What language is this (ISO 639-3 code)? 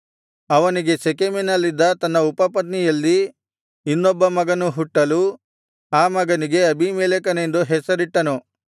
kan